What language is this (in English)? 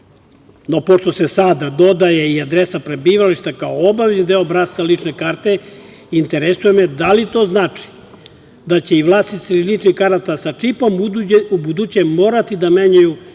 Serbian